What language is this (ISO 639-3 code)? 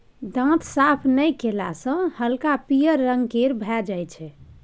mai